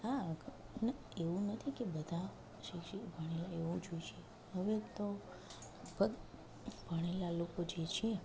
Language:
Gujarati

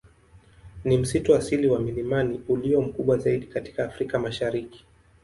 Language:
Swahili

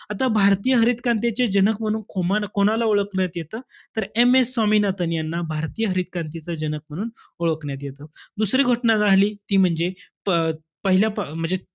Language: Marathi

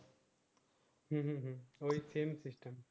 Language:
Bangla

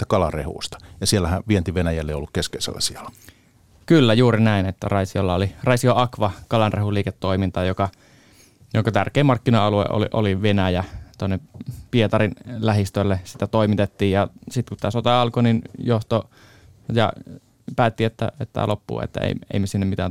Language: Finnish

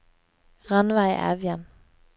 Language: Norwegian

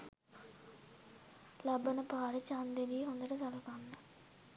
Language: Sinhala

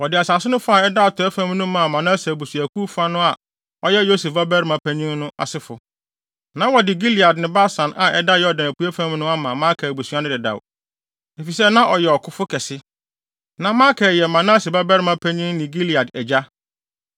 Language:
Akan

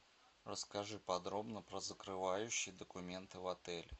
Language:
Russian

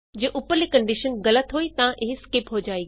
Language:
Punjabi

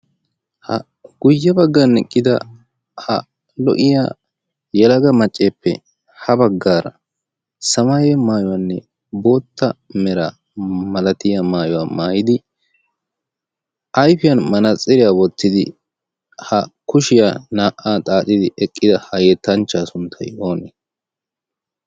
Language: Wolaytta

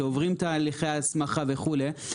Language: Hebrew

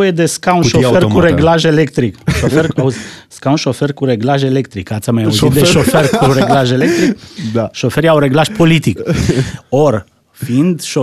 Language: Romanian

